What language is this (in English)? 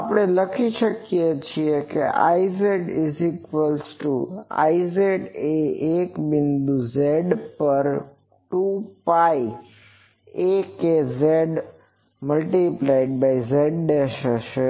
Gujarati